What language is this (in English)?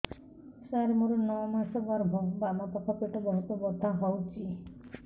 Odia